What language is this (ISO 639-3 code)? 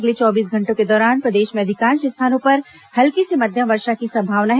hin